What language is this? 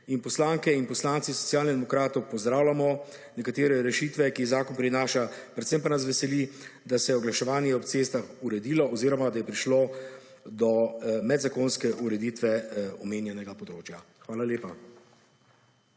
Slovenian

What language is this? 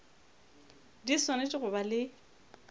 Northern Sotho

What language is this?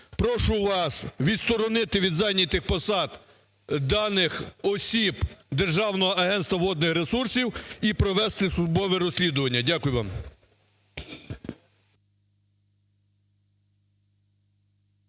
Ukrainian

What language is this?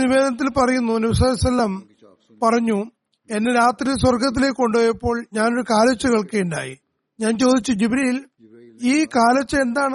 Malayalam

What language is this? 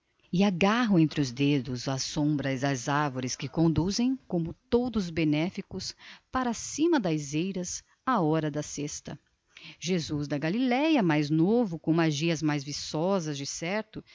Portuguese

